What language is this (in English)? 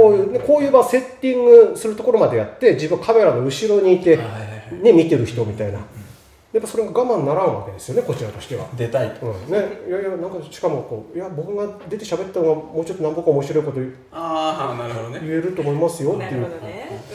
Japanese